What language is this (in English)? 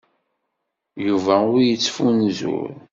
Kabyle